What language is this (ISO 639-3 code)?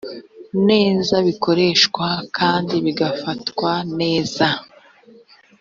kin